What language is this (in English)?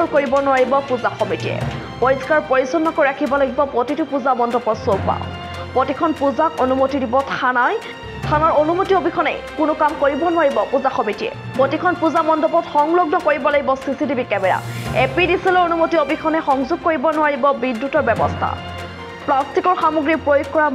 Romanian